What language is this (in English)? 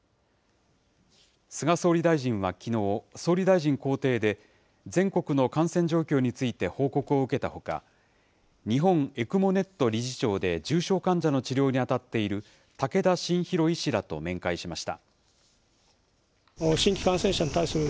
Japanese